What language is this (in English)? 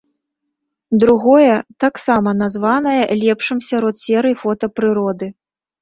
Belarusian